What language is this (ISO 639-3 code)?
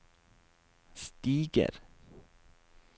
nor